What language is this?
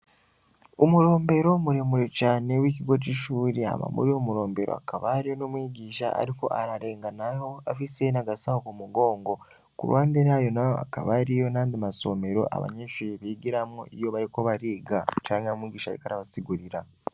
Rundi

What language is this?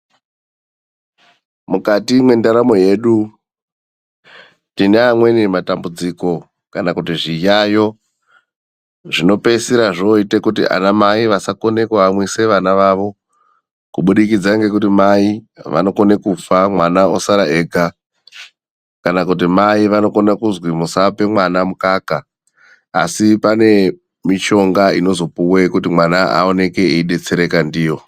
Ndau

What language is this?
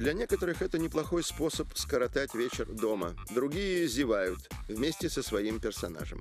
Russian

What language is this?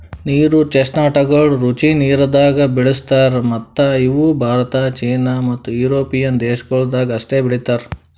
Kannada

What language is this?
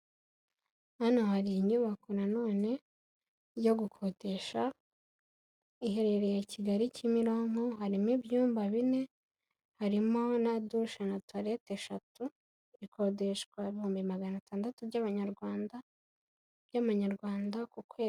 Kinyarwanda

